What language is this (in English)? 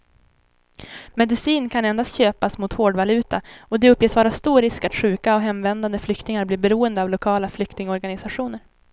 Swedish